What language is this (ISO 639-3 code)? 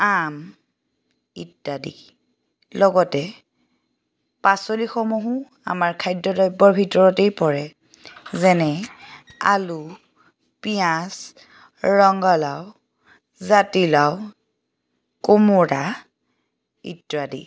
asm